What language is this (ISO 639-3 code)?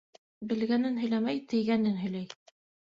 bak